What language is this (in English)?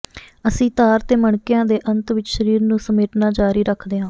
Punjabi